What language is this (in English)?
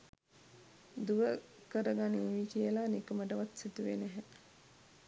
Sinhala